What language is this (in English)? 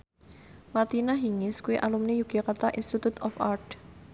Javanese